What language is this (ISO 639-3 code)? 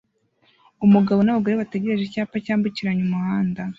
kin